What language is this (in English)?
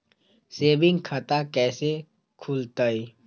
Magahi